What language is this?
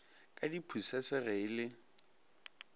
Northern Sotho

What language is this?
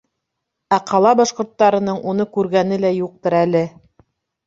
Bashkir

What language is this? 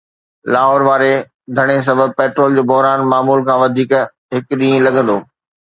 Sindhi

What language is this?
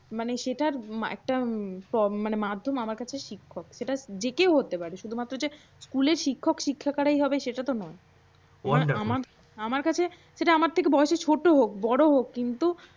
Bangla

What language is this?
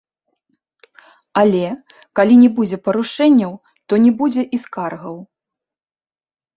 Belarusian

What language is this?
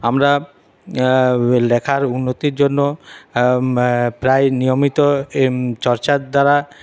Bangla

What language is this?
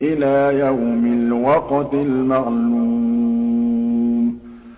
Arabic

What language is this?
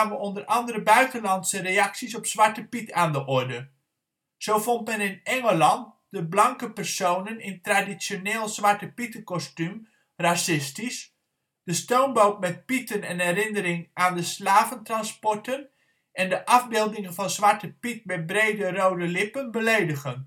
Dutch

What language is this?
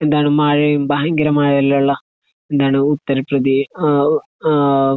Malayalam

